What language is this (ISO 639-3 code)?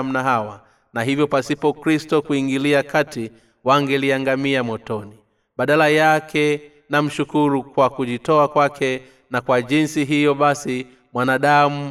swa